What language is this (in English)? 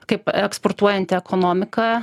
Lithuanian